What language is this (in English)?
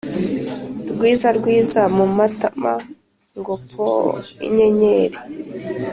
Kinyarwanda